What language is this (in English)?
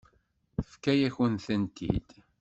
Kabyle